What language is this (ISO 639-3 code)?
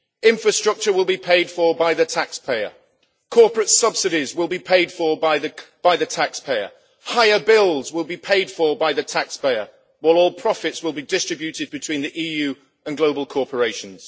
eng